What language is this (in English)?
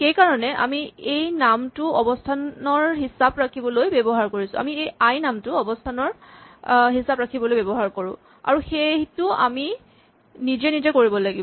Assamese